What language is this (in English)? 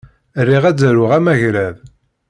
Kabyle